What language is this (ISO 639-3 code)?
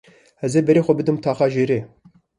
kur